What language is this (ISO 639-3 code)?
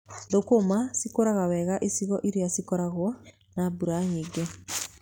kik